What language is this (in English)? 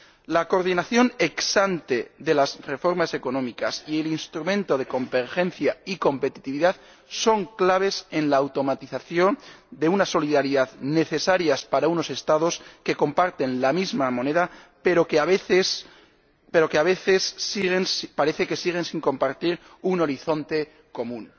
Spanish